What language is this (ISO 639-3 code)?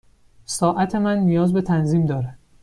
fas